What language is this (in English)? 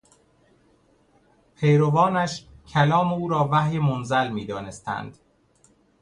Persian